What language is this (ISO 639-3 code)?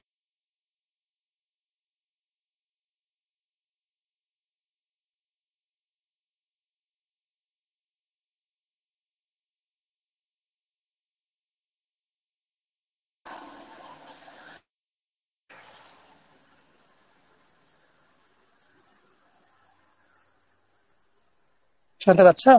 ben